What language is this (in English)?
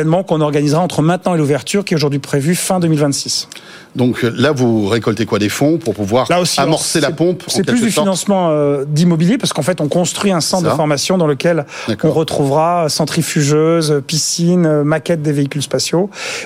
French